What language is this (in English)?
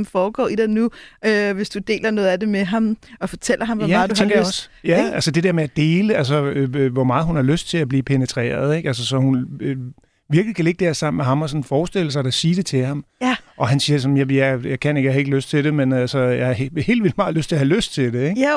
Danish